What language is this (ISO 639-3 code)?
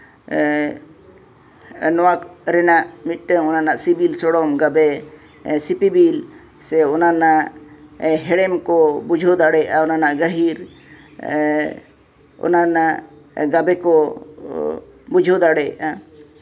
sat